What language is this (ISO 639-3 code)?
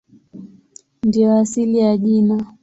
swa